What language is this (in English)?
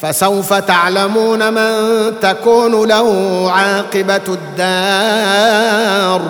Arabic